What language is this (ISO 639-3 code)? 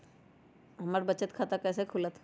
mag